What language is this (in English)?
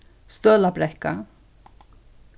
Faroese